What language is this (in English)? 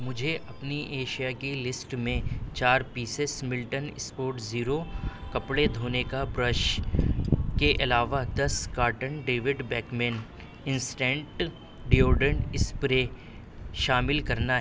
Urdu